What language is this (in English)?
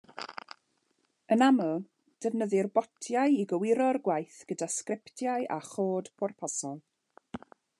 Welsh